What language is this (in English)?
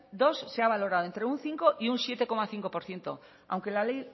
Spanish